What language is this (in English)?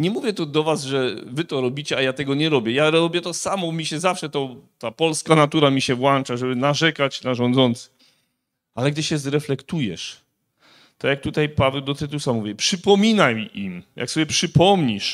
Polish